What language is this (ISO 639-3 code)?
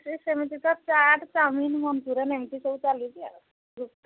ori